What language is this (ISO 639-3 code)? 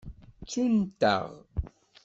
kab